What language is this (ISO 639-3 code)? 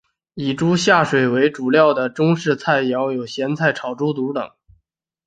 zho